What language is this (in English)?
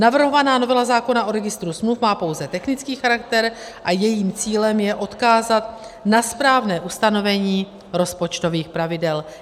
Czech